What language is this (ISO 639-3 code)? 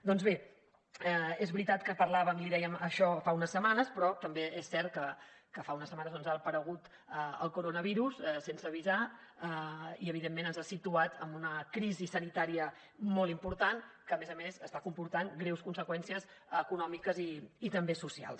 cat